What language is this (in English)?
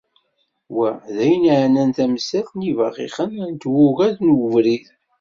Kabyle